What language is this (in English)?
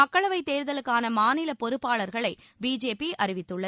Tamil